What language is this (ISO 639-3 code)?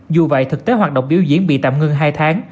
vie